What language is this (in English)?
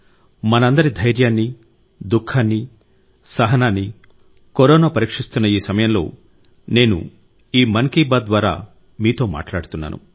Telugu